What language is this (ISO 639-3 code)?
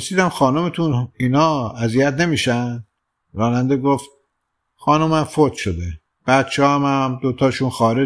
fas